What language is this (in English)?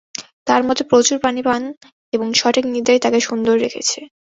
Bangla